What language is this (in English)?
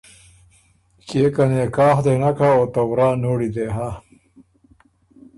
Ormuri